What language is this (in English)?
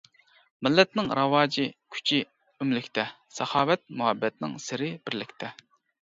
Uyghur